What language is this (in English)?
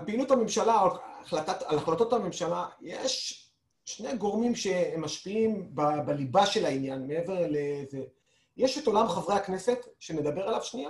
Hebrew